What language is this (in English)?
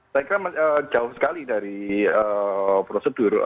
Indonesian